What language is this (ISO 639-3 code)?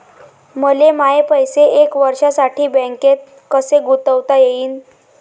mar